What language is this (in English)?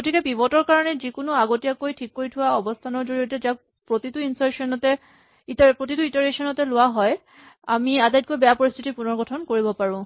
Assamese